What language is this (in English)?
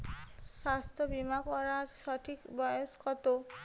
Bangla